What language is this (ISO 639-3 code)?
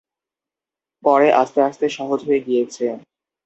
ben